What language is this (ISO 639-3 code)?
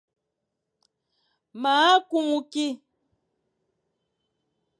fan